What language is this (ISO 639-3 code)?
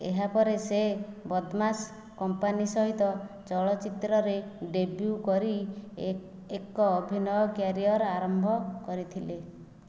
ori